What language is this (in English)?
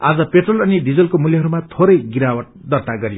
Nepali